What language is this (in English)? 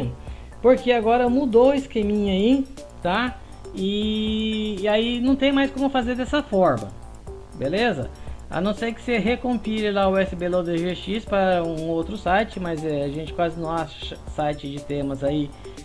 Portuguese